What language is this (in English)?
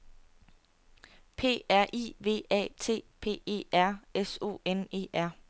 Danish